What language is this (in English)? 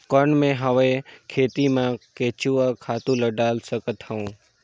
Chhattisgarhi